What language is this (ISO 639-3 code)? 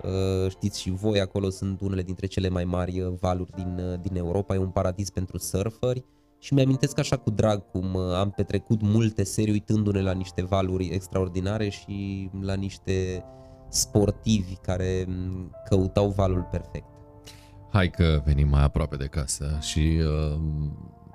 ron